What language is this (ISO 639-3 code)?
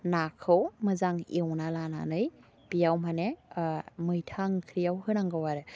brx